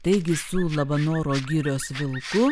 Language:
Lithuanian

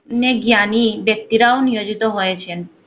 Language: Bangla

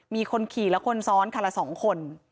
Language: Thai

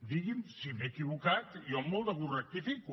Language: Catalan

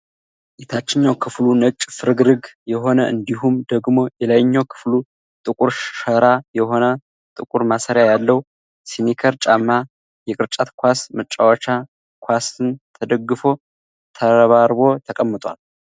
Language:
Amharic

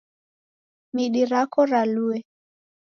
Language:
Taita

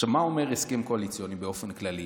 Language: Hebrew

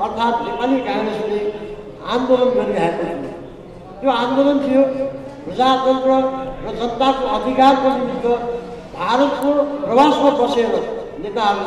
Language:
Turkish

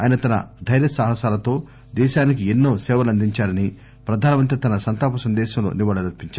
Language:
Telugu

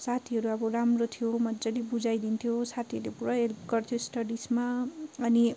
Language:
Nepali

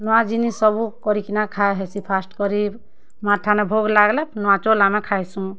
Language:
Odia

